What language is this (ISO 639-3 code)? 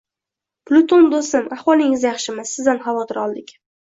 uzb